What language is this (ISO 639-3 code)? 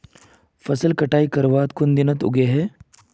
mag